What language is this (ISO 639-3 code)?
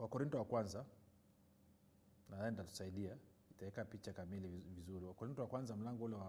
swa